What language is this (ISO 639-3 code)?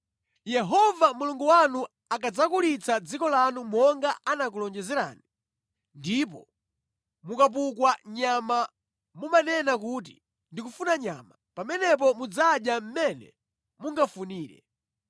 nya